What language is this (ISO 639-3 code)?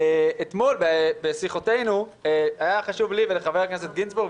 heb